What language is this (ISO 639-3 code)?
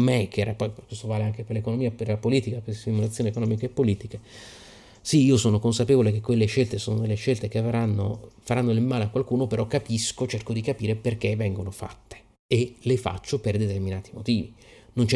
ita